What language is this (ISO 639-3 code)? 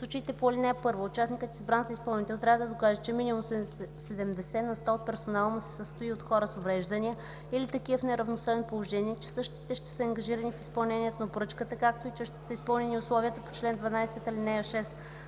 bul